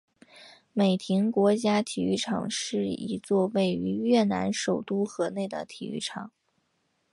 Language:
Chinese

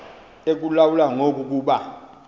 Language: Xhosa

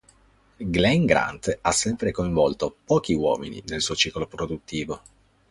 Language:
Italian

